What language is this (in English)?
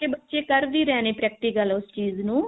Punjabi